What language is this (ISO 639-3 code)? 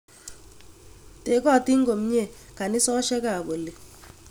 kln